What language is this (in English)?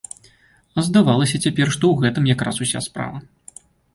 Belarusian